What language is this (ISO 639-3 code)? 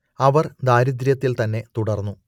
mal